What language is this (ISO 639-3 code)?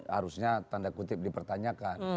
ind